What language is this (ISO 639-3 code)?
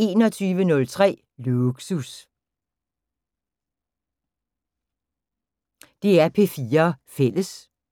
dan